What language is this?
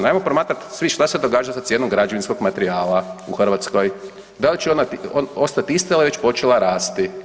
Croatian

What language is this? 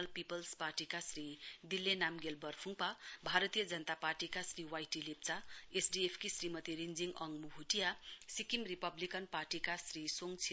Nepali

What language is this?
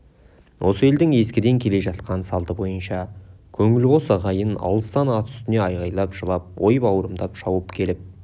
Kazakh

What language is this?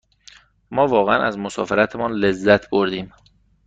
Persian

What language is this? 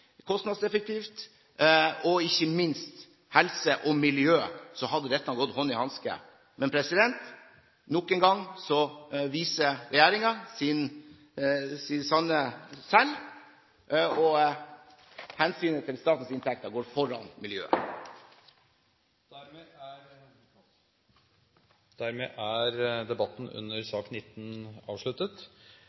Norwegian Bokmål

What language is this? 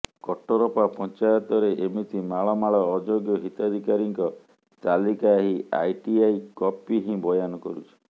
Odia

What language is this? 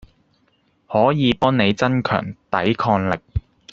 Cantonese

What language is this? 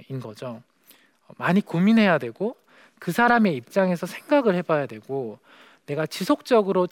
Korean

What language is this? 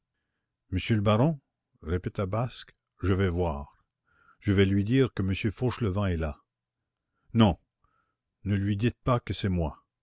French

